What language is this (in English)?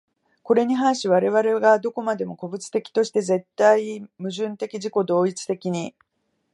Japanese